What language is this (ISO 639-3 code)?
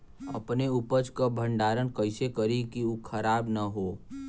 bho